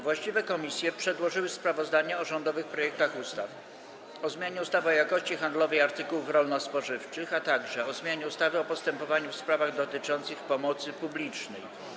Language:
Polish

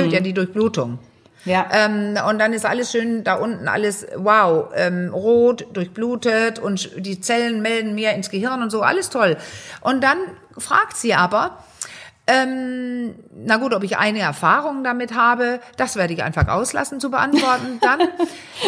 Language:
German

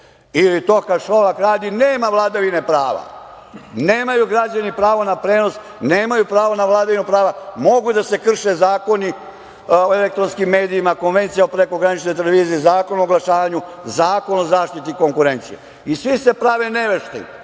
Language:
Serbian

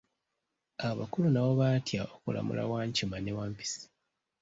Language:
Ganda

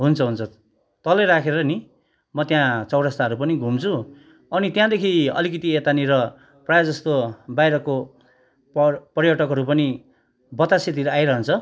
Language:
Nepali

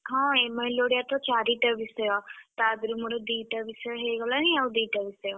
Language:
Odia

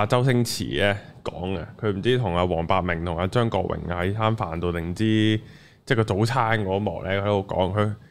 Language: Chinese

